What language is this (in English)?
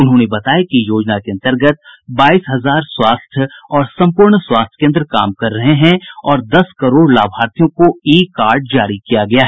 Hindi